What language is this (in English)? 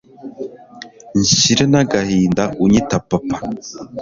Kinyarwanda